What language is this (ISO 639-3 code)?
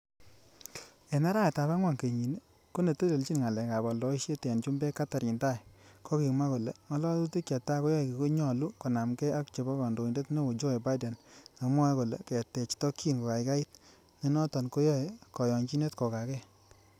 kln